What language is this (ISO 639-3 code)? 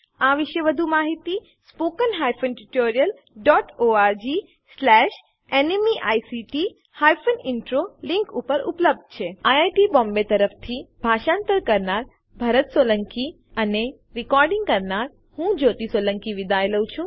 guj